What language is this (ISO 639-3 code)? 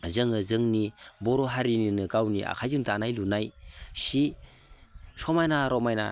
brx